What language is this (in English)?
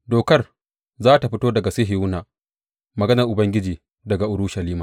Hausa